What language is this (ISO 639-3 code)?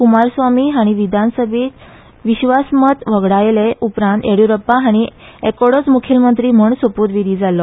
kok